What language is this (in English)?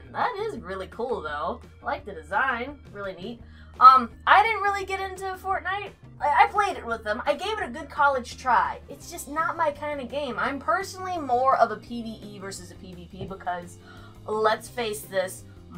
English